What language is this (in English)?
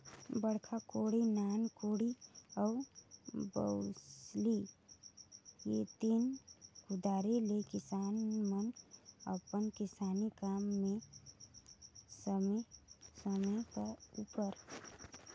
Chhattisgarhi